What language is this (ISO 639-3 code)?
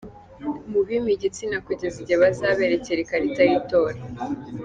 kin